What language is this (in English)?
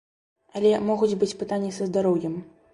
Belarusian